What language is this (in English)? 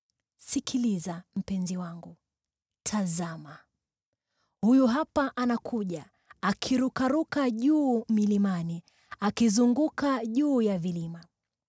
Swahili